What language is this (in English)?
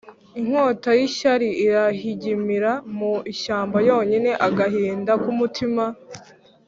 Kinyarwanda